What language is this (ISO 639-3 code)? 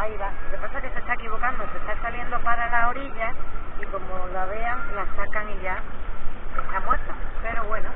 spa